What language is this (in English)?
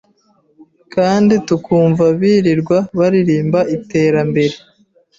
Kinyarwanda